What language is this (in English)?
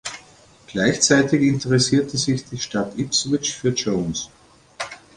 German